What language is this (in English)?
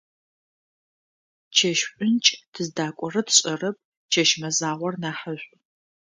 Adyghe